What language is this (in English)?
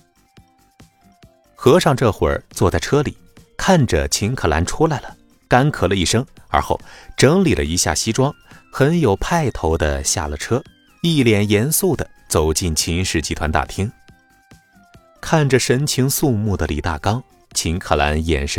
Chinese